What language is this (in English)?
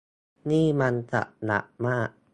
Thai